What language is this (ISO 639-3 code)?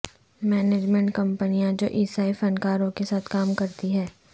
urd